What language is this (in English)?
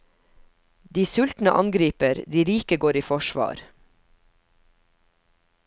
Norwegian